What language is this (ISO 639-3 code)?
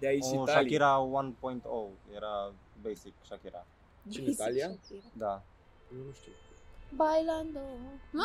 ron